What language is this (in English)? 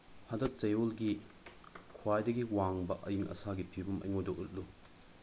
Manipuri